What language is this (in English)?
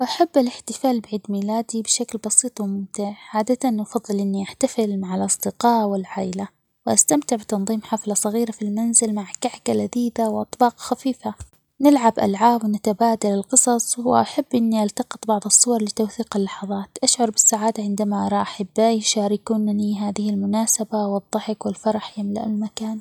Omani Arabic